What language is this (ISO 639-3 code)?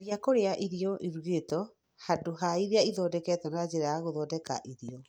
kik